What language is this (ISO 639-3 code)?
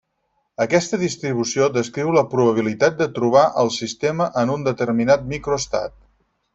cat